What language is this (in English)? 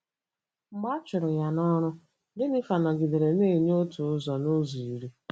Igbo